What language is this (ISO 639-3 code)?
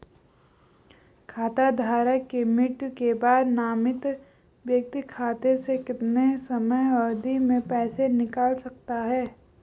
hin